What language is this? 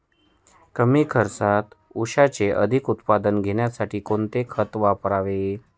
Marathi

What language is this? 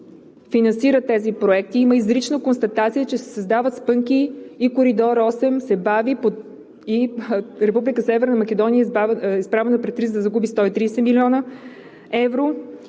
Bulgarian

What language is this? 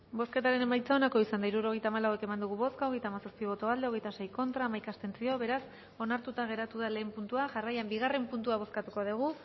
Basque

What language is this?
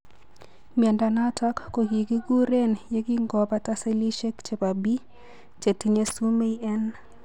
Kalenjin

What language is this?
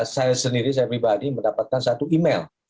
Indonesian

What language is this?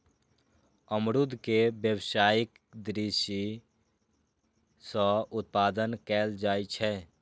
Maithili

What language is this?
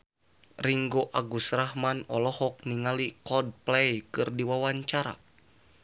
Sundanese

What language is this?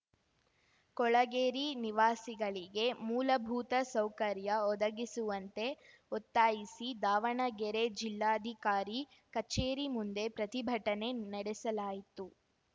Kannada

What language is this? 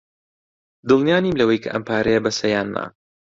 Central Kurdish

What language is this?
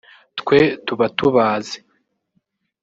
Kinyarwanda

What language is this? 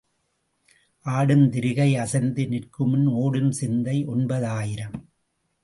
Tamil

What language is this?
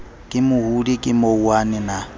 Southern Sotho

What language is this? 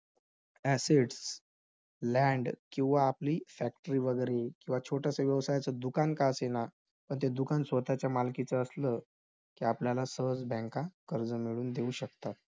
Marathi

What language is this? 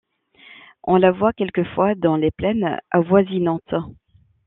French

